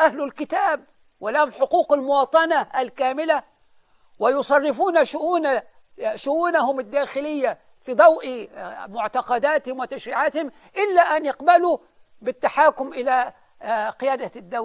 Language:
Arabic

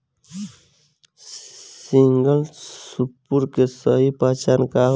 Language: Bhojpuri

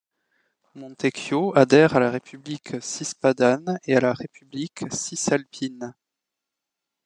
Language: French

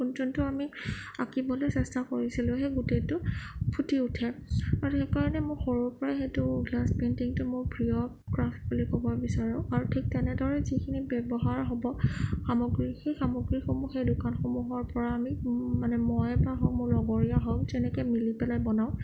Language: Assamese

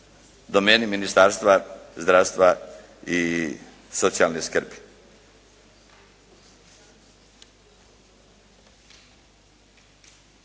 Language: Croatian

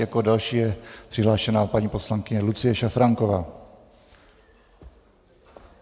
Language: Czech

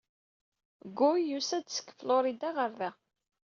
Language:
Kabyle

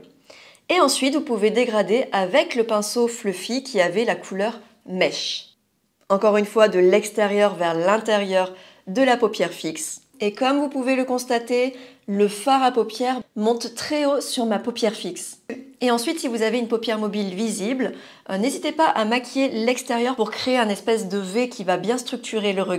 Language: French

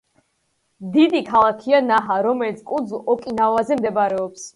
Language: Georgian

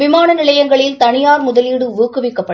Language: Tamil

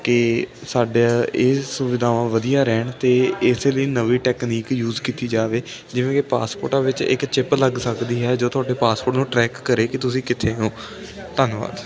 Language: Punjabi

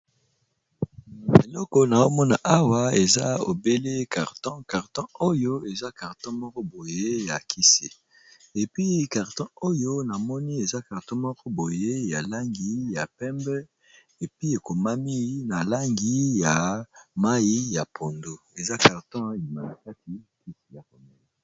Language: Lingala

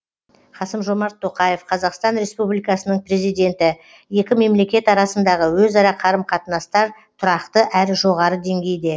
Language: Kazakh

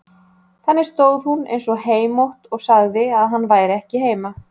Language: Icelandic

